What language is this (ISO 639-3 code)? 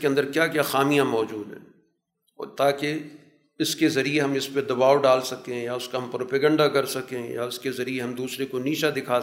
urd